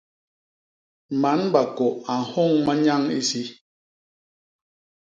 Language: Basaa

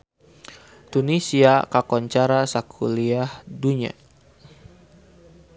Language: Sundanese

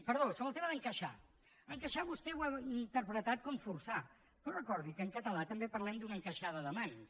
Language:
Catalan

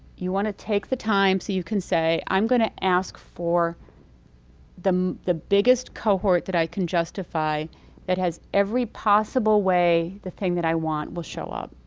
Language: English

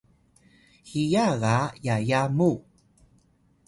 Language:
Atayal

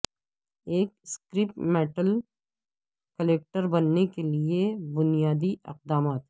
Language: Urdu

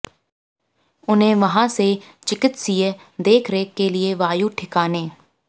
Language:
Hindi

